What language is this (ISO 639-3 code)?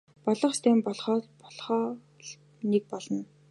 mon